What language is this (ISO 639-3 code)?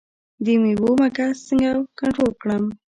pus